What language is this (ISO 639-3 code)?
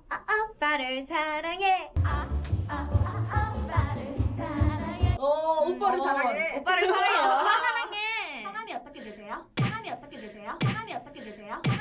kor